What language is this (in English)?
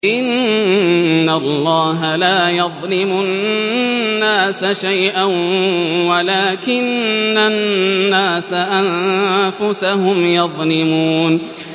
Arabic